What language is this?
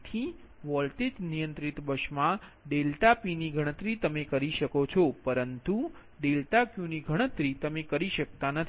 Gujarati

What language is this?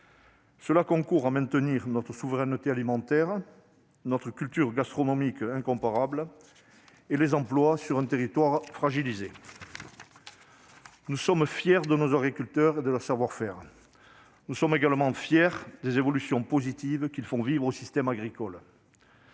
French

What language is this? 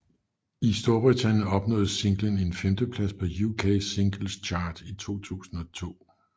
Danish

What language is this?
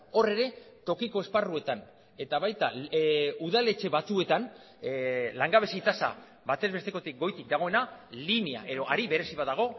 Basque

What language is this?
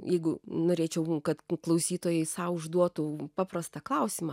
Lithuanian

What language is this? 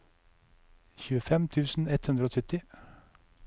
Norwegian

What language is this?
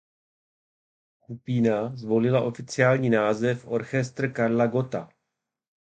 Czech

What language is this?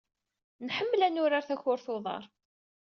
Kabyle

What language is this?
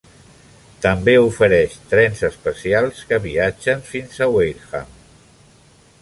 Catalan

